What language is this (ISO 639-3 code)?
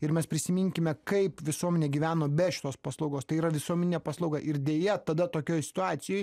lit